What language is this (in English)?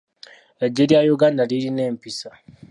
Ganda